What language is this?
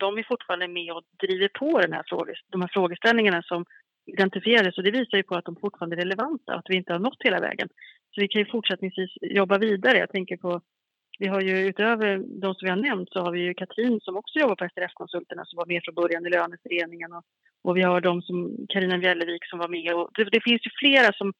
Swedish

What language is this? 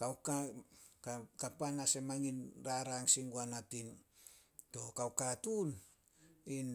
Solos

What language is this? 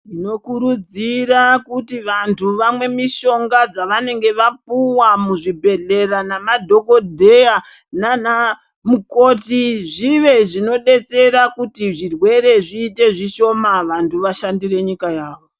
Ndau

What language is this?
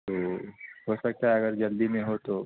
Urdu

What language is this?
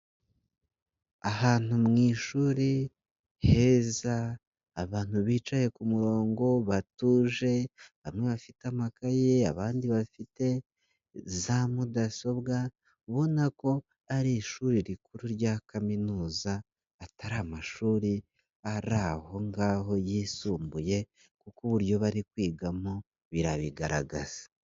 Kinyarwanda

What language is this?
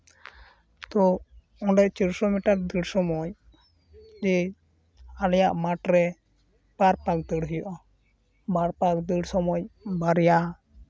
Santali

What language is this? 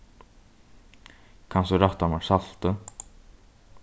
Faroese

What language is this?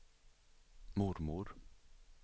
Swedish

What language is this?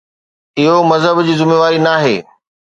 Sindhi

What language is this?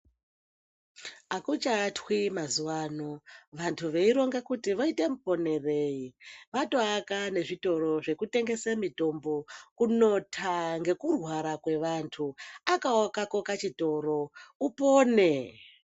Ndau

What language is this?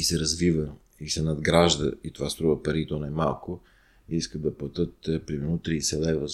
Bulgarian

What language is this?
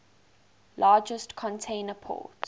English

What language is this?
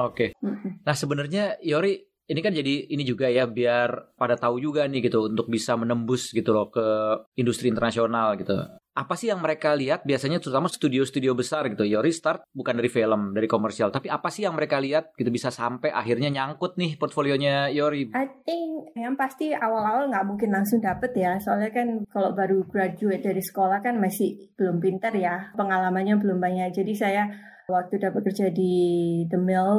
Indonesian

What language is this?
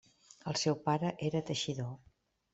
Catalan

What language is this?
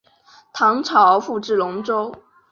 Chinese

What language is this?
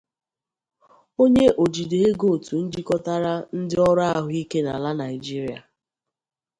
Igbo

